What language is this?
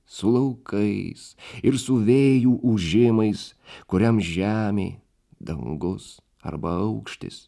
Lithuanian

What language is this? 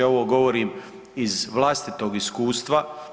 Croatian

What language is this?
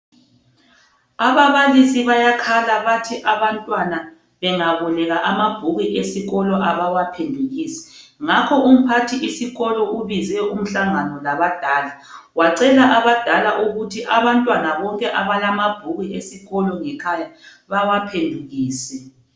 North Ndebele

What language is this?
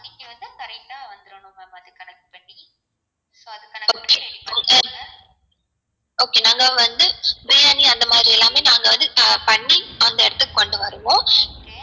Tamil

